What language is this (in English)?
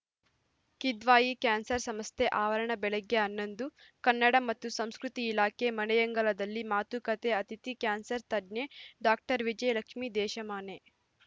Kannada